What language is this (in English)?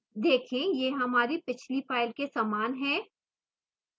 Hindi